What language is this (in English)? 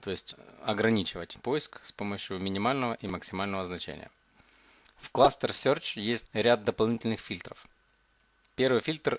Russian